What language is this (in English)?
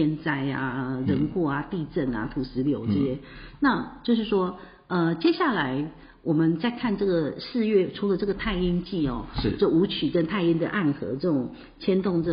Chinese